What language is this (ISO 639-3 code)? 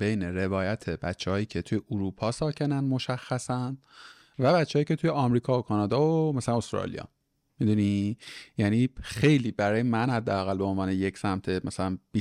fas